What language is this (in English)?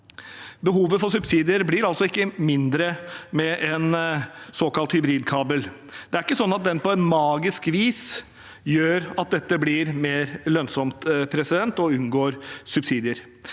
Norwegian